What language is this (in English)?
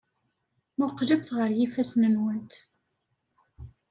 Kabyle